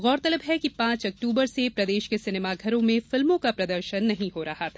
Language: Hindi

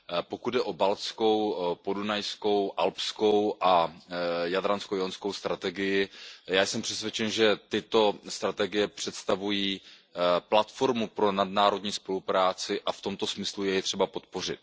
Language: Czech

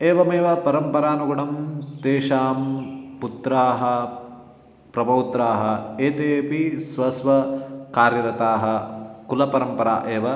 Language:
Sanskrit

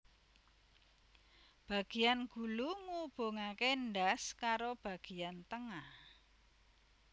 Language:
Javanese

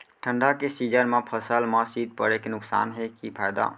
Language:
Chhattisgarhi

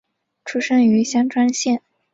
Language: Chinese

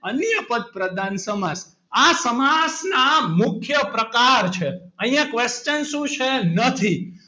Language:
Gujarati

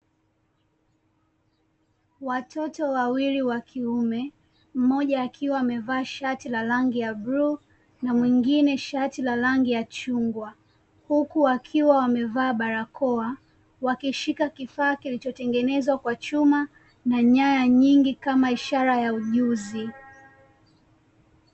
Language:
Swahili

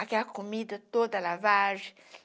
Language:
Portuguese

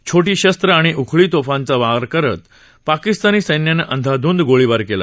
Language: Marathi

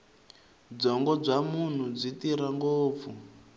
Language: Tsonga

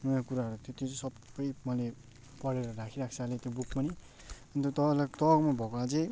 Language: Nepali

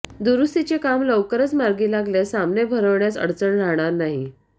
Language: Marathi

